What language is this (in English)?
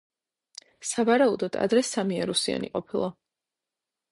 Georgian